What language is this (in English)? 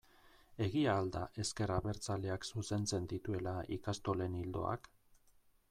Basque